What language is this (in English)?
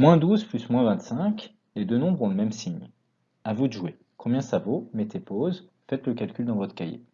French